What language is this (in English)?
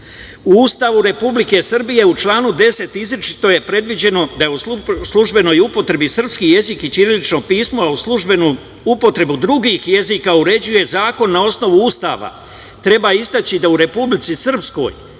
Serbian